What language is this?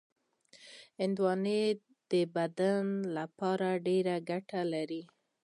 Pashto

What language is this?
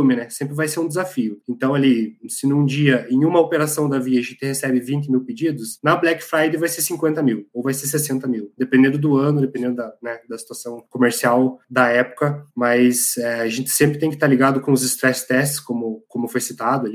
Portuguese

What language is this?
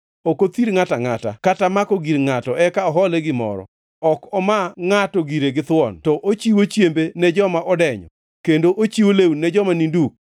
Luo (Kenya and Tanzania)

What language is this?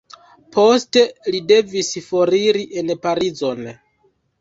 Esperanto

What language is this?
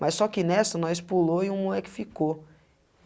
Portuguese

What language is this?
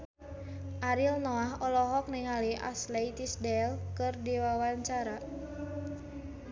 Sundanese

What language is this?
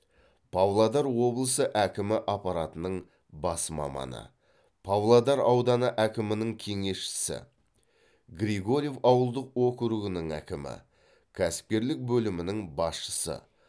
Kazakh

